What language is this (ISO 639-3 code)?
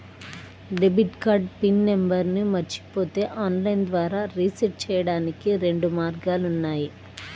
tel